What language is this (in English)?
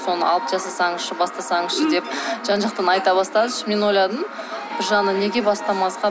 Kazakh